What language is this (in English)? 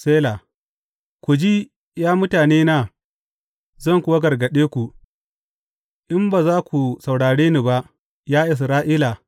Hausa